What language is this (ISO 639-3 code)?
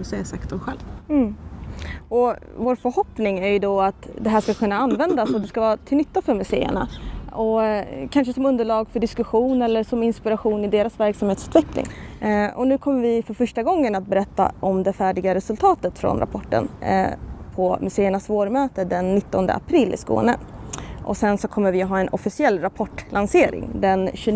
swe